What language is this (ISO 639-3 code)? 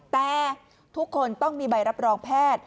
tha